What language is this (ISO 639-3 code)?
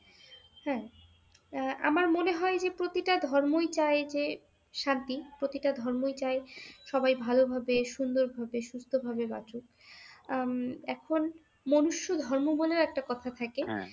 ben